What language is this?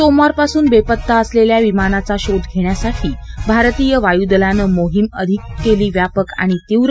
Marathi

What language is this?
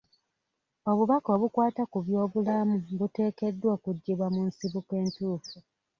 Ganda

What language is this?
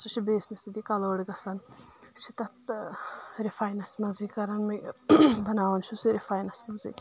Kashmiri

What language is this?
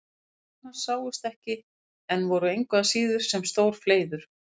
Icelandic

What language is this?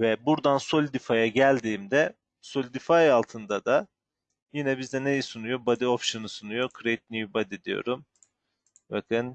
Turkish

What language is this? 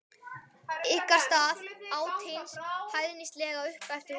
Icelandic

